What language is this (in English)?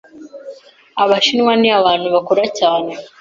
Kinyarwanda